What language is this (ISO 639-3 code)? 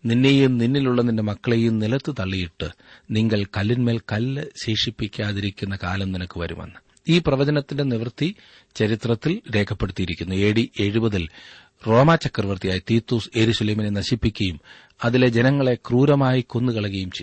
mal